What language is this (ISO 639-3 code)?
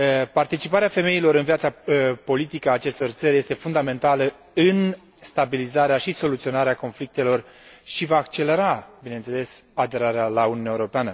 ron